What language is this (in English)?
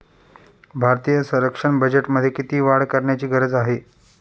Marathi